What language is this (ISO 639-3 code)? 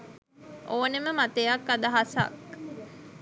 sin